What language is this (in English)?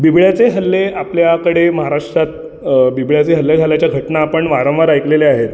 Marathi